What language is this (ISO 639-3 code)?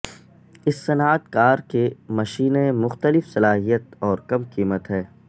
urd